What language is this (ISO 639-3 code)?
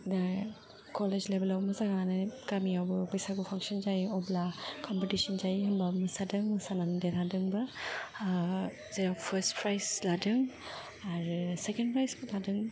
brx